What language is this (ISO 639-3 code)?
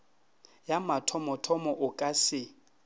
nso